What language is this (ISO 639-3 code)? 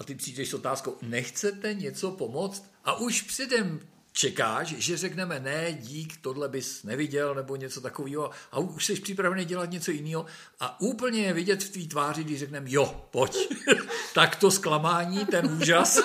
ces